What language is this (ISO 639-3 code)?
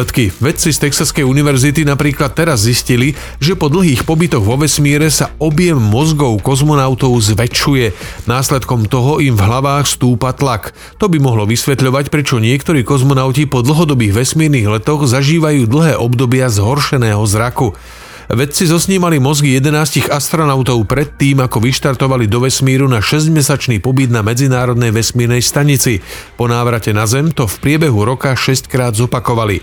slk